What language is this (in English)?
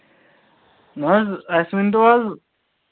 Kashmiri